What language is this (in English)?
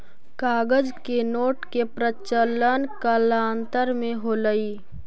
Magahi